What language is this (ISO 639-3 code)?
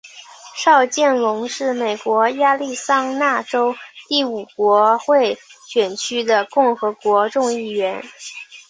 zho